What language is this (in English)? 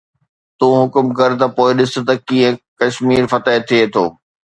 Sindhi